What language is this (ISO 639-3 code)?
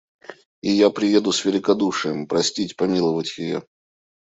rus